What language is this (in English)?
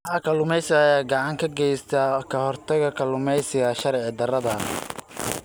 Somali